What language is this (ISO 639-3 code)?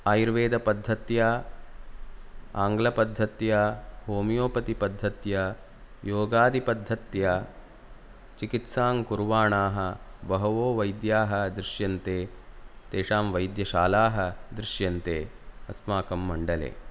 san